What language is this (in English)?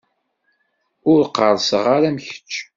Kabyle